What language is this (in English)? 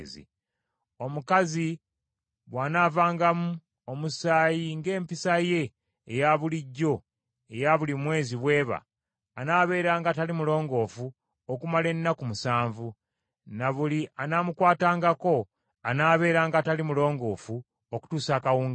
Ganda